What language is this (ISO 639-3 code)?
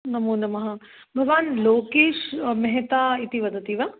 san